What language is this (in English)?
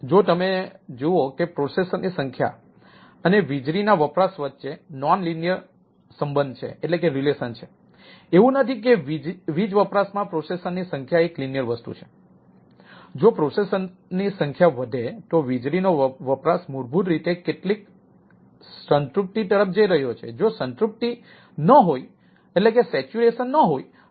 Gujarati